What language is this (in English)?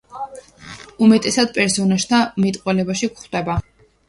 Georgian